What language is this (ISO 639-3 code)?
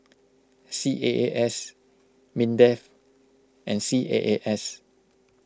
eng